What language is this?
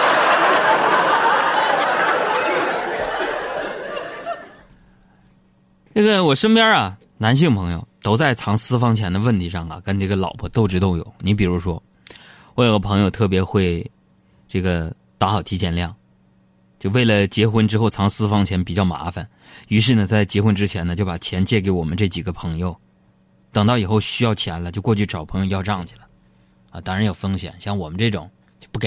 Chinese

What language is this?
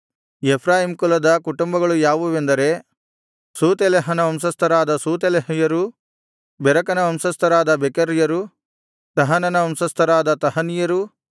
Kannada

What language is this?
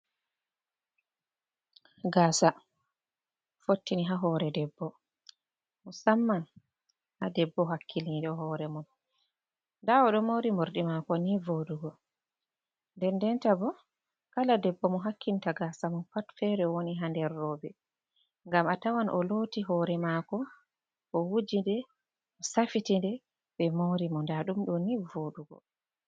Fula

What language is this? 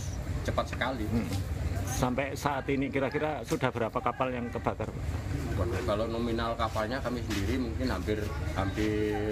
Indonesian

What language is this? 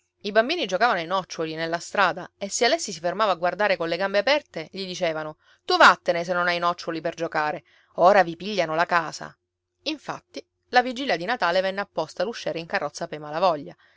Italian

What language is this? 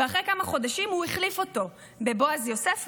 Hebrew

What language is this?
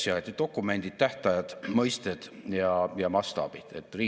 Estonian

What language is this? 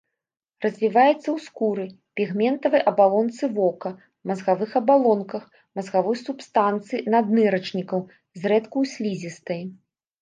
Belarusian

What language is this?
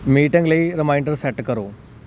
Punjabi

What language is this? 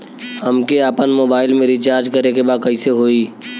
Bhojpuri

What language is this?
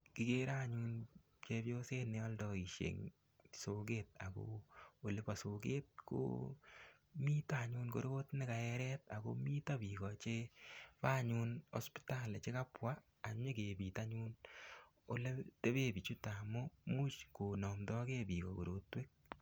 Kalenjin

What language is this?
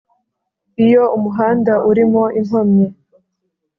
Kinyarwanda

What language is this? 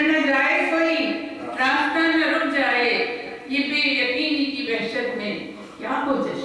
Urdu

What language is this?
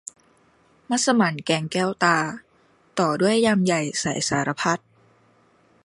Thai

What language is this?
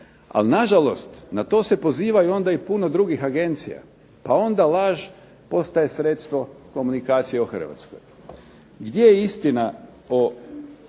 Croatian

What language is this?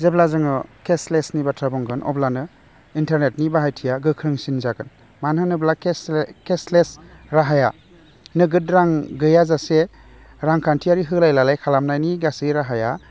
Bodo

